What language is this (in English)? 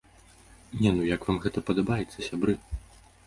Belarusian